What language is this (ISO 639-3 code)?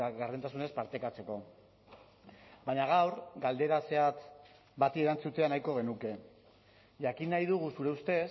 eus